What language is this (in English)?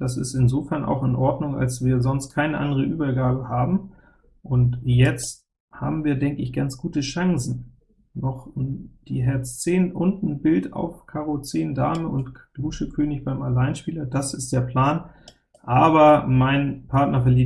German